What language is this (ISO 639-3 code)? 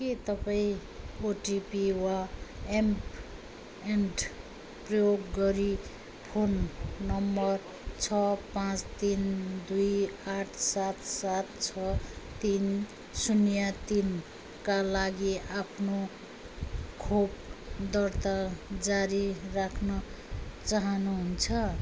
nep